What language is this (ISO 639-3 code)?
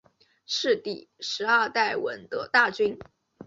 zho